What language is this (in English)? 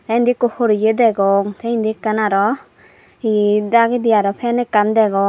Chakma